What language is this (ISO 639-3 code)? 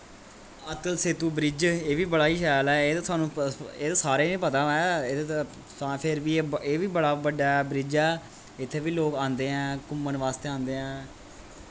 doi